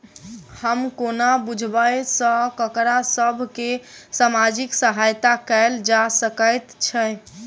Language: Maithili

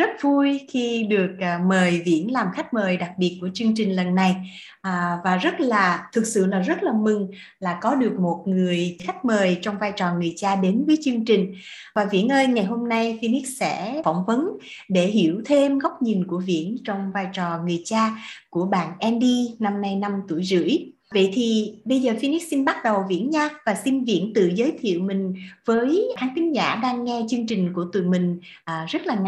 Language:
Vietnamese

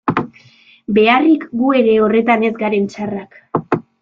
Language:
Basque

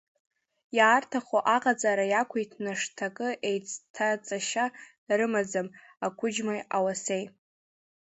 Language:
Abkhazian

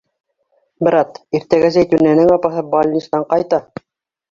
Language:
Bashkir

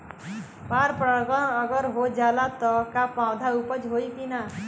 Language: Bhojpuri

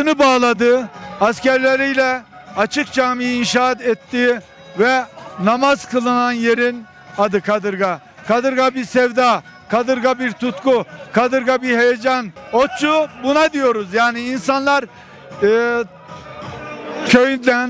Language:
Turkish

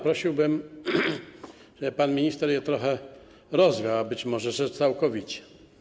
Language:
Polish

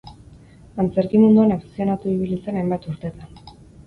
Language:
Basque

